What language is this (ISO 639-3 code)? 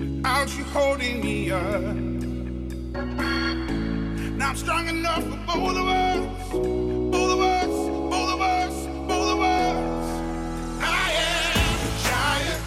swe